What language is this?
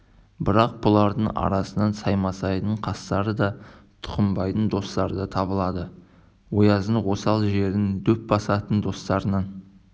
Kazakh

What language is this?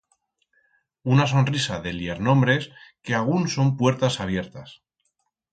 Aragonese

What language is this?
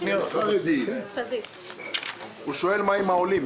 Hebrew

